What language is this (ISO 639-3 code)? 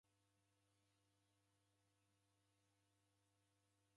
dav